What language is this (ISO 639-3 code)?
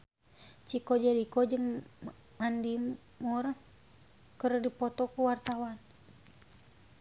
sun